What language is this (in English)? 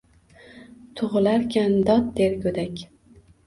Uzbek